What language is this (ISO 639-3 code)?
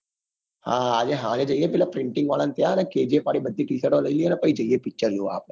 guj